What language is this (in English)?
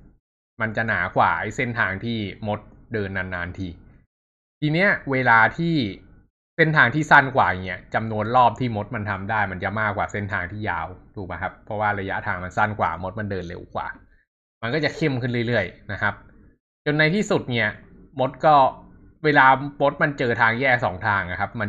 Thai